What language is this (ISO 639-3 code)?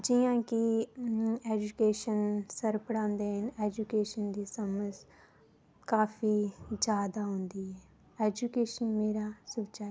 doi